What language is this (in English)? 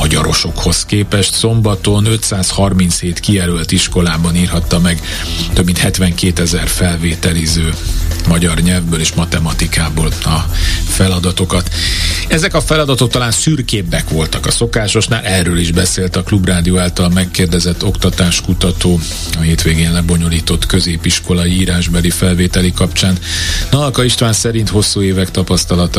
Hungarian